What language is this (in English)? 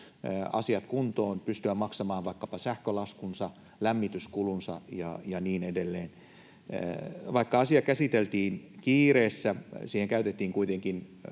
Finnish